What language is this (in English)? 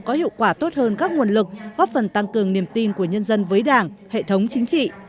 Vietnamese